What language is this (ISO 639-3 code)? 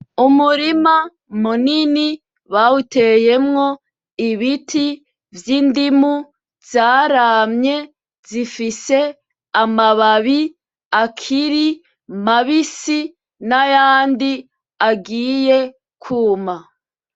run